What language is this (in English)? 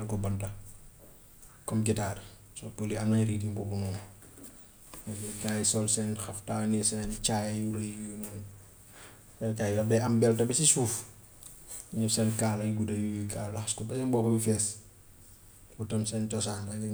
Gambian Wolof